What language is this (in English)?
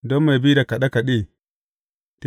Hausa